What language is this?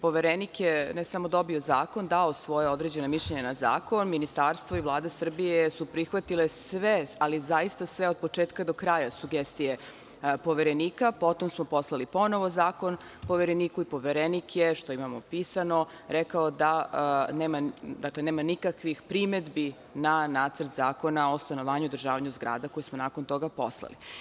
Serbian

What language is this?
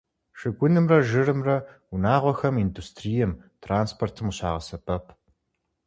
Kabardian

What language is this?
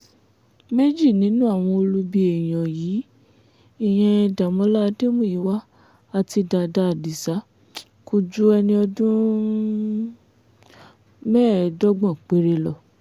Yoruba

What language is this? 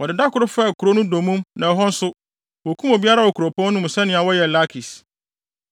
Akan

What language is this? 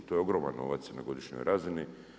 Croatian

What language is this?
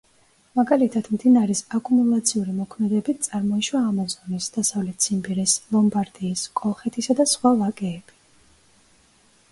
Georgian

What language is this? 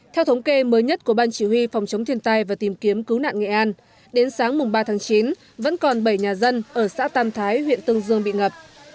Vietnamese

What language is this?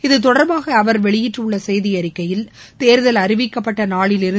Tamil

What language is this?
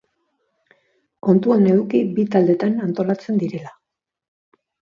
Basque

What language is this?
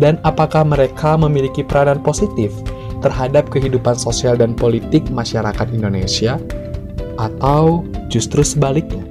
Indonesian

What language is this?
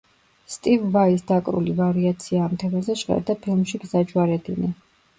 Georgian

